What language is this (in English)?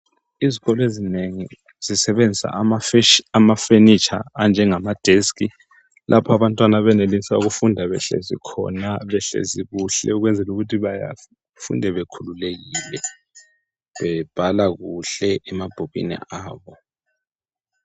North Ndebele